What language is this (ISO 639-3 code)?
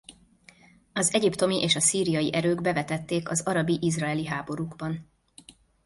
hun